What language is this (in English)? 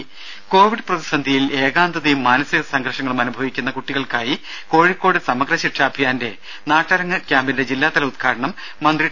Malayalam